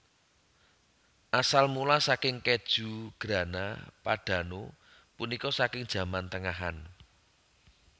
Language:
Javanese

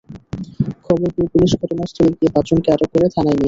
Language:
Bangla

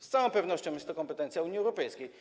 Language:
Polish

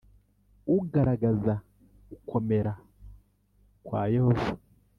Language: Kinyarwanda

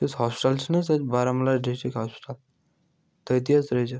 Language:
Kashmiri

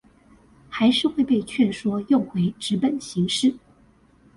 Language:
Chinese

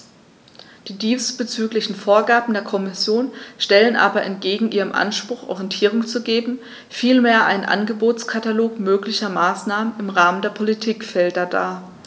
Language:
German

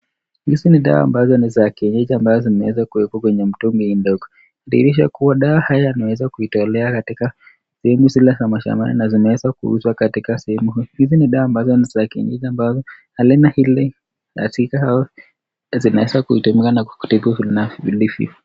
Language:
Swahili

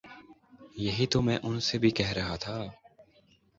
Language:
Urdu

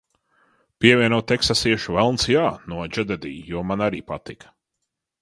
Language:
Latvian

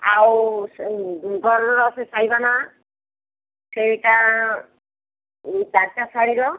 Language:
Odia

